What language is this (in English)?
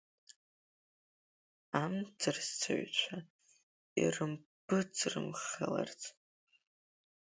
Abkhazian